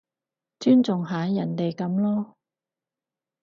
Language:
Cantonese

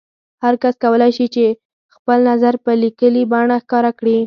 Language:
Pashto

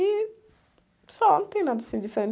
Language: Portuguese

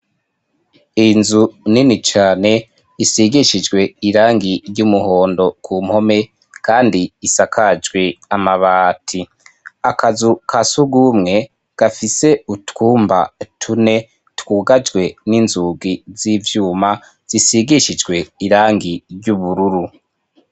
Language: Rundi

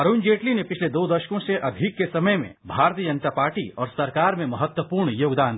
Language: Hindi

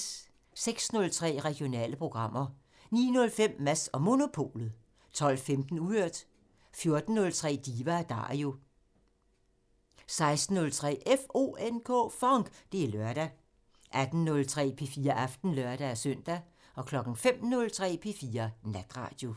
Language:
Danish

